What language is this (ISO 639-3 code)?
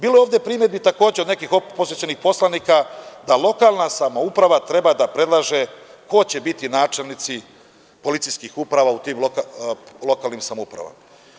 srp